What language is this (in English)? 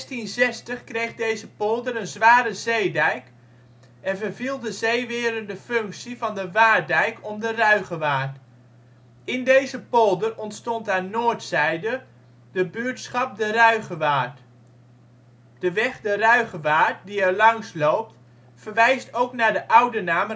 Dutch